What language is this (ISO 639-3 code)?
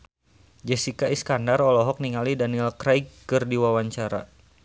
sun